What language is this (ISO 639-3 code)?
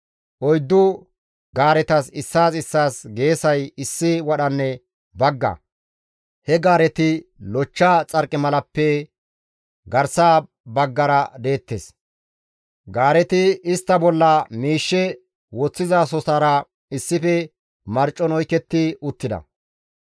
gmv